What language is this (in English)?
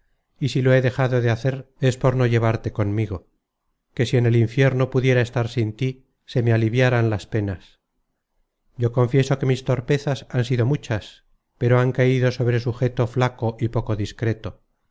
Spanish